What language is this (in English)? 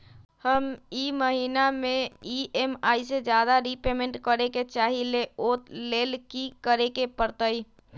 Magahi